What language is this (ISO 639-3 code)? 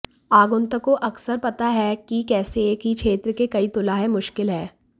hin